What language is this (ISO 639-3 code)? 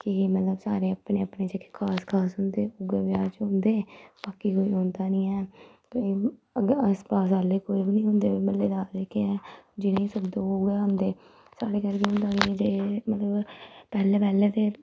doi